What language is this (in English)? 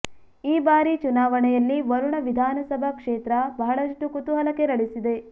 Kannada